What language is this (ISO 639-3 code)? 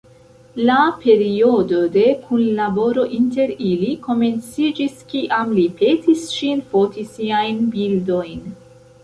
epo